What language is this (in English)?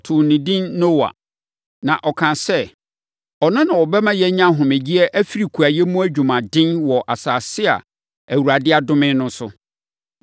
Akan